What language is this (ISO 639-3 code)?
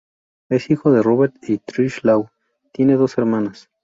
spa